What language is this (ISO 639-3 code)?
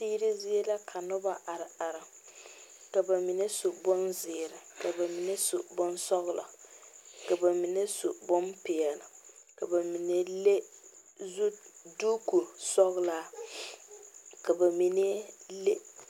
dga